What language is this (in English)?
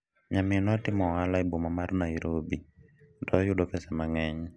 Luo (Kenya and Tanzania)